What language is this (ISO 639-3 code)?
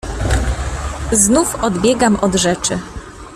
pol